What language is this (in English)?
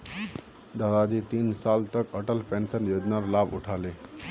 Magahi